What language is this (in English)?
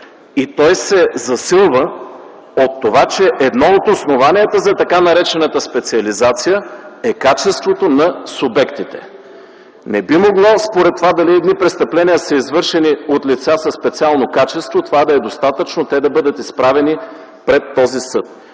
Bulgarian